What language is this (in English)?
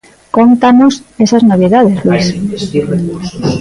Galician